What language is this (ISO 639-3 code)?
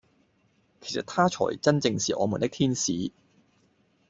yue